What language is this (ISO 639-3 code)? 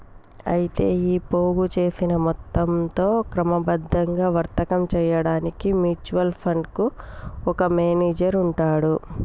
tel